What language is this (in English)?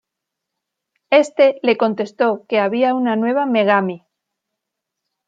Spanish